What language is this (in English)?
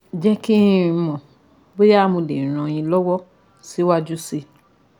Yoruba